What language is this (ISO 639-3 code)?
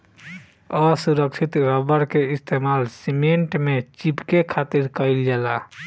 bho